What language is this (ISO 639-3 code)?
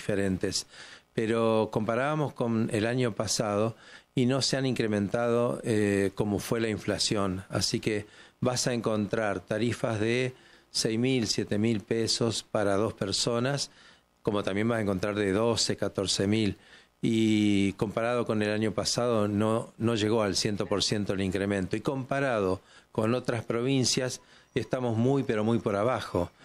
spa